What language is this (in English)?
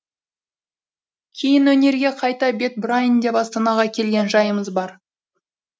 Kazakh